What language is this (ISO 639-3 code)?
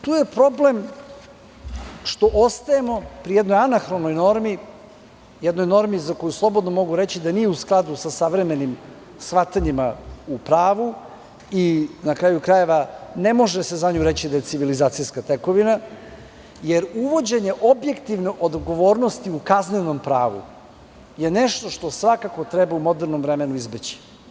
srp